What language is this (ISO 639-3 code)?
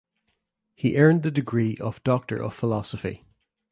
eng